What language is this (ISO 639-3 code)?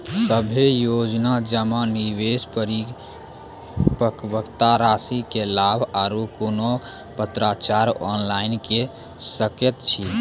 mai